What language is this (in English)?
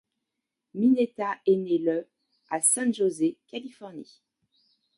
French